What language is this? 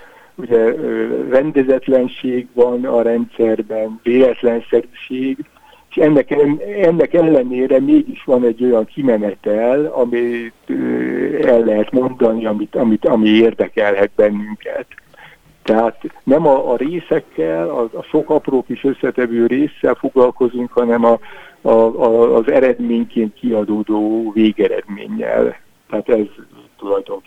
Hungarian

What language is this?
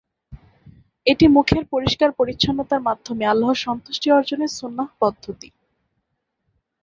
Bangla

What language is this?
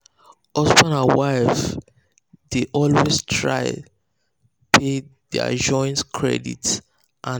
Nigerian Pidgin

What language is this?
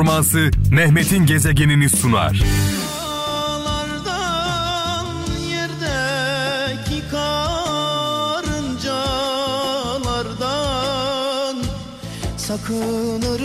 Turkish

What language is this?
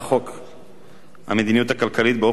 Hebrew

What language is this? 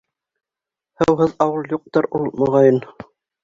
Bashkir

